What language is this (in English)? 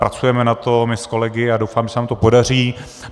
Czech